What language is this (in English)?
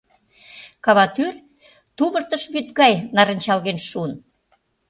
Mari